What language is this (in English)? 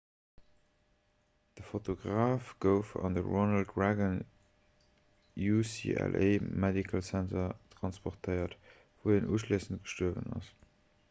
Luxembourgish